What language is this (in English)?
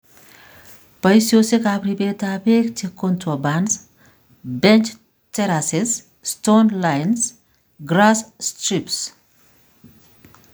Kalenjin